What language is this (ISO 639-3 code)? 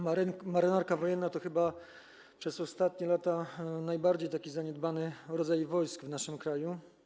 pol